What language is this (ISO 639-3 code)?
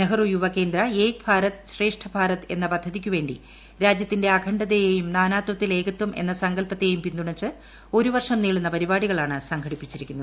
mal